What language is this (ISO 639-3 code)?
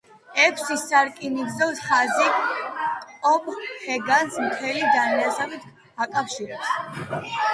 kat